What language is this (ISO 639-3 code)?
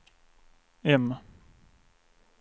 swe